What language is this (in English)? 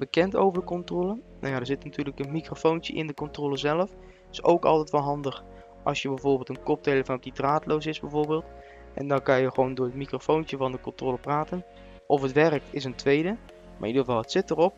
Dutch